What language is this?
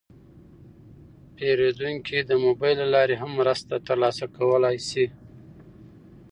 Pashto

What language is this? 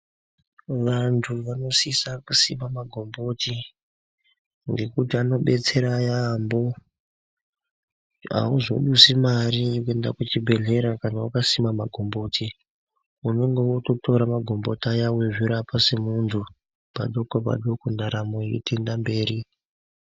Ndau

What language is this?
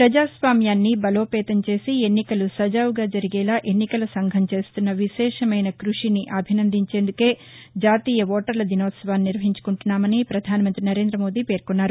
Telugu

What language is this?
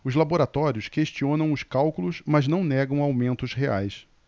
Portuguese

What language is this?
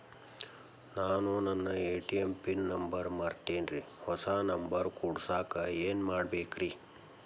Kannada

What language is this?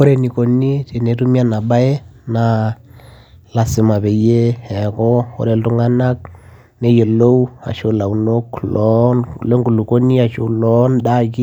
Masai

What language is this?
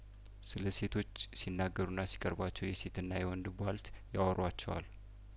Amharic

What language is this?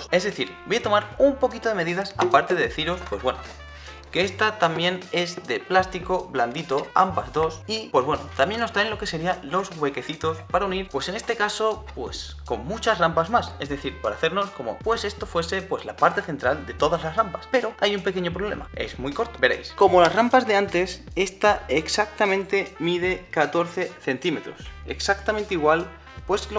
Spanish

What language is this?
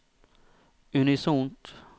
Norwegian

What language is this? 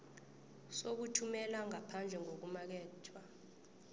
South Ndebele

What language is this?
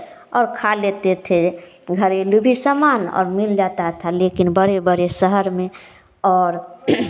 Hindi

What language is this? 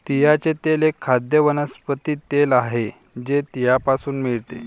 Marathi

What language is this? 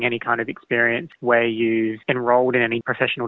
Indonesian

